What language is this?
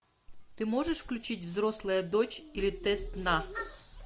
Russian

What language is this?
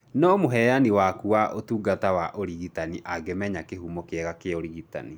Kikuyu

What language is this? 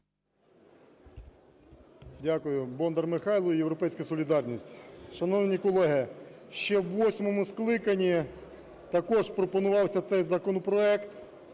Ukrainian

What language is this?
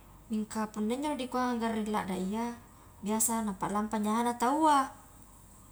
Highland Konjo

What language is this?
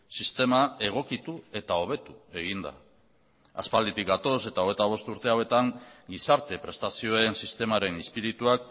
Basque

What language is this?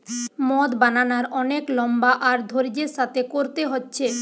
Bangla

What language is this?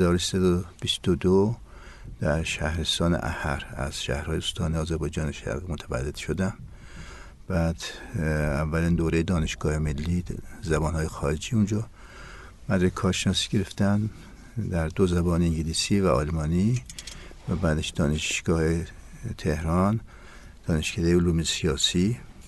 Persian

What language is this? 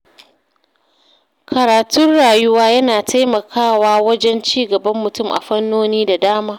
Hausa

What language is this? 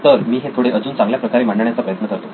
Marathi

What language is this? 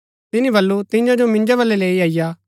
Gaddi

